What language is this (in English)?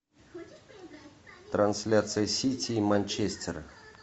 Russian